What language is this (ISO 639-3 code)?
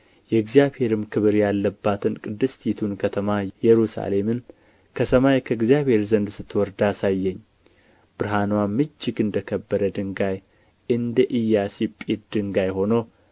amh